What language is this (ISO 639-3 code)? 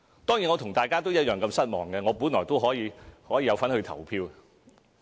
yue